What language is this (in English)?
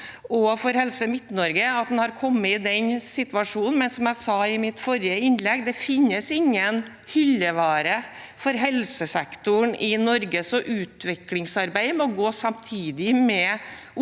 Norwegian